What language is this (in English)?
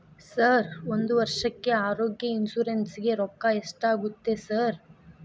Kannada